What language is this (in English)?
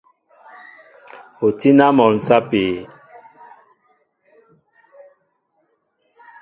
Mbo (Cameroon)